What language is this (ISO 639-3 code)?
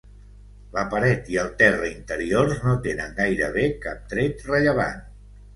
cat